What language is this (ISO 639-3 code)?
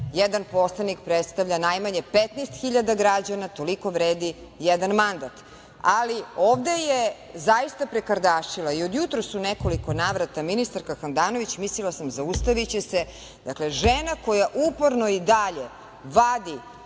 srp